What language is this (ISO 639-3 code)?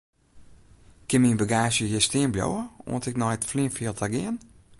fry